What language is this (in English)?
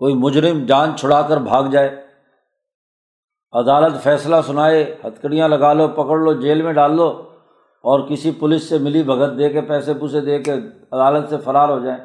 Urdu